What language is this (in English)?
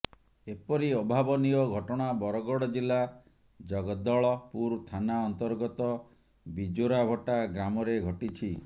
Odia